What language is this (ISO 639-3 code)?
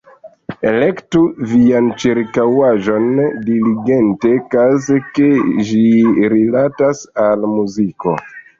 epo